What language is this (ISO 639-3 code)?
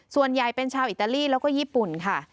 tha